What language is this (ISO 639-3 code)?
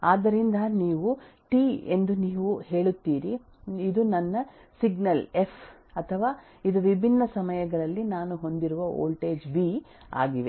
kan